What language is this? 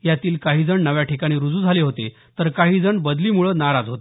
Marathi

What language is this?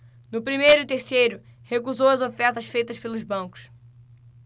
Portuguese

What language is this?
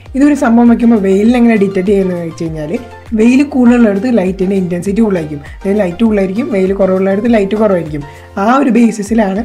Malayalam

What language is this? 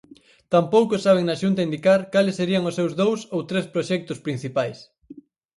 Galician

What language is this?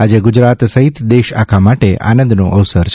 Gujarati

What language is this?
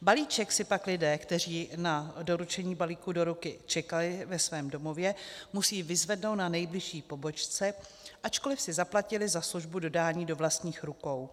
Czech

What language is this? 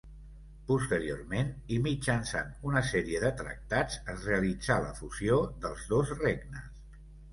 Catalan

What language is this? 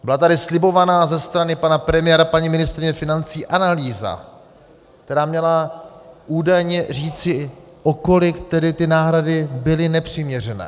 Czech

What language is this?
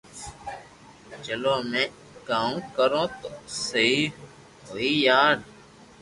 Loarki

